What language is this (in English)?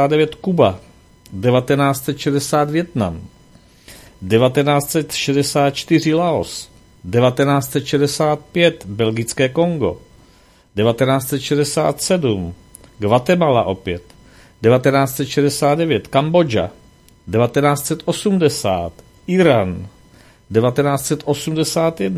Czech